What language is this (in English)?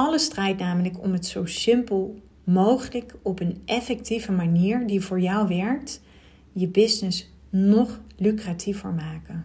Dutch